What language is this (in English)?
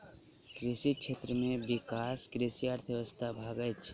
Maithili